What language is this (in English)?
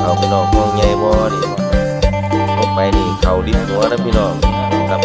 Thai